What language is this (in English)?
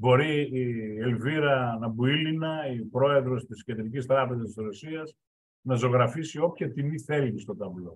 Greek